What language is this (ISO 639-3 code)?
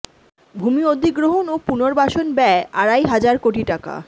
ben